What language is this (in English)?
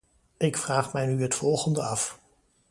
Dutch